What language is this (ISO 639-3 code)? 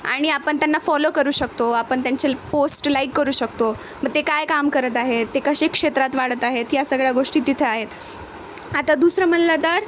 mar